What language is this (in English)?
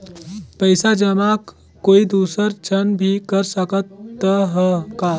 Chhattisgarhi